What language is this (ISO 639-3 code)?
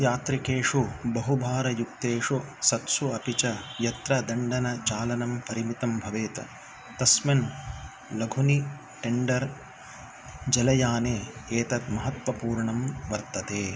san